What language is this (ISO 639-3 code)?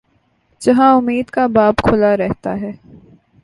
urd